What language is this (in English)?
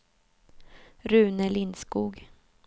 Swedish